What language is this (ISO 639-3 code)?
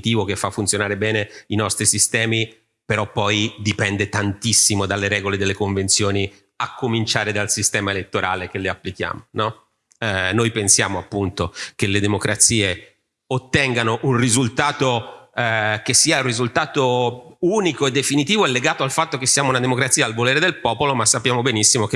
ita